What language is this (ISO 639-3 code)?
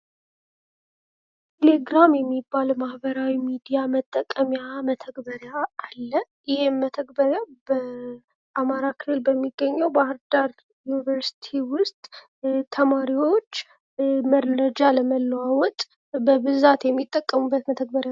amh